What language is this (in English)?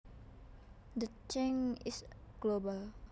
Javanese